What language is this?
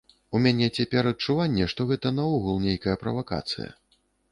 Belarusian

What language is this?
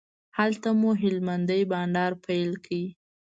Pashto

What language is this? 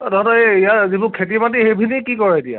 Assamese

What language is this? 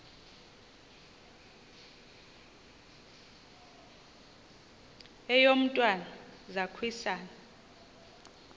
Xhosa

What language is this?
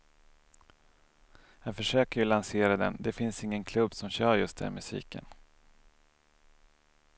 Swedish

